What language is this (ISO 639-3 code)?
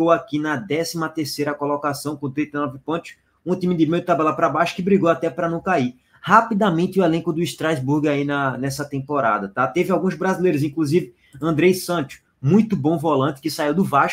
por